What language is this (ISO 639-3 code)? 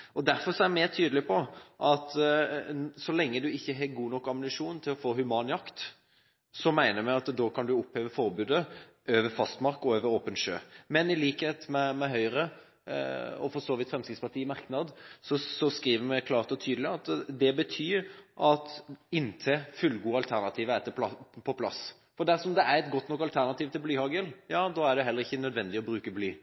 nob